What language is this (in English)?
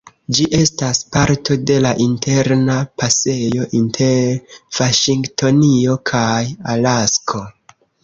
Esperanto